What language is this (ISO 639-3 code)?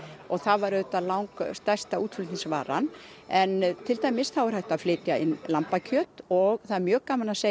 isl